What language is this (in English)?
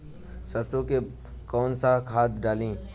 Bhojpuri